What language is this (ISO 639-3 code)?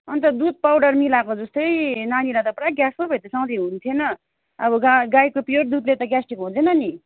nep